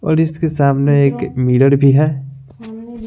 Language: Hindi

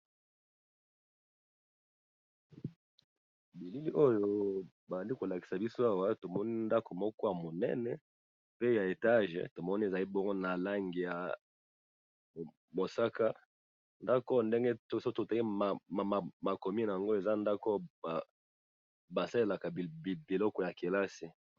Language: Lingala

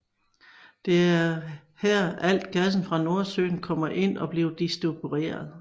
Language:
Danish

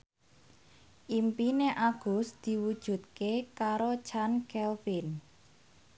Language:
Javanese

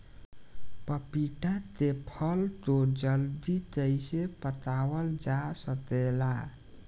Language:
Bhojpuri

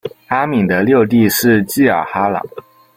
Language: Chinese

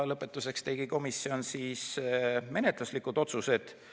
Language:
Estonian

